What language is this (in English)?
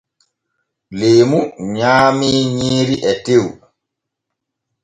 Borgu Fulfulde